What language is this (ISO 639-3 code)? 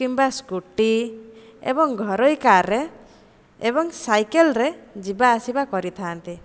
ori